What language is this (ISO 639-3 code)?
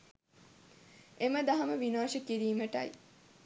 sin